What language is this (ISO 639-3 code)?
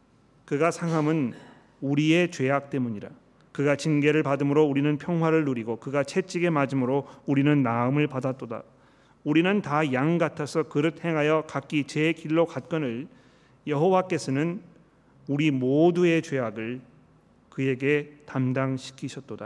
kor